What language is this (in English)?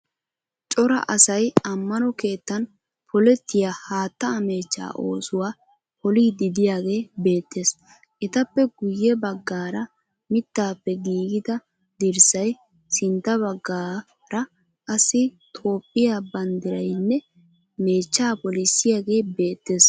Wolaytta